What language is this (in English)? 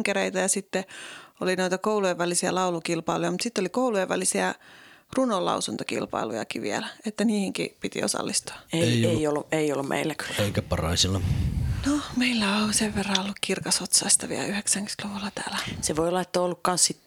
Finnish